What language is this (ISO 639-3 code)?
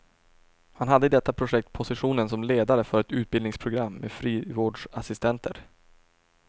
swe